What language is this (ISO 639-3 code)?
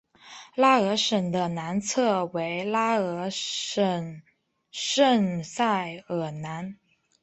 zho